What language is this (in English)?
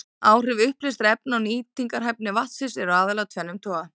Icelandic